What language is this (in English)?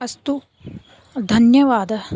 Sanskrit